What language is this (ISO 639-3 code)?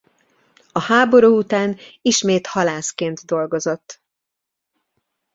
hun